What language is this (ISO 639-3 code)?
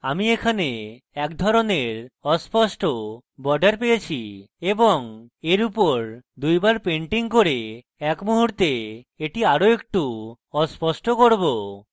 ben